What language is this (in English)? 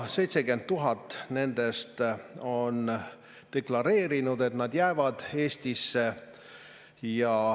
Estonian